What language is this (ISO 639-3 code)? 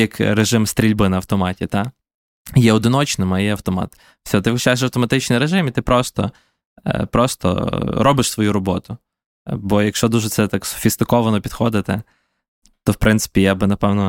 ukr